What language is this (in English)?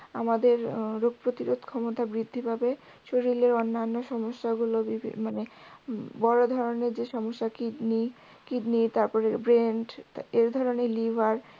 Bangla